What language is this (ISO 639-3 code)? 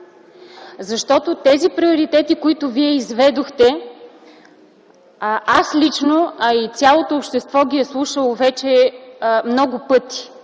bul